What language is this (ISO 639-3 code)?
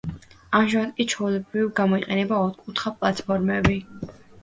kat